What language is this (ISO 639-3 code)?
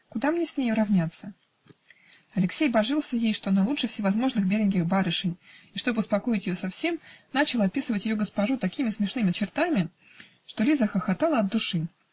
rus